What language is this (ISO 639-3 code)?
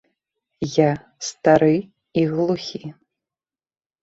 bel